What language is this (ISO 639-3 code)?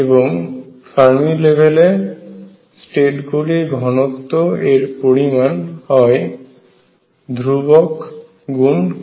ben